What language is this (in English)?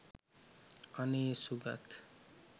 Sinhala